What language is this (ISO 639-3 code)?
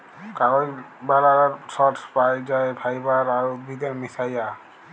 ben